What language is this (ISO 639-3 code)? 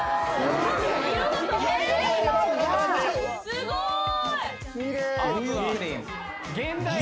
jpn